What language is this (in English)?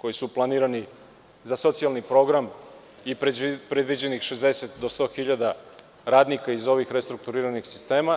Serbian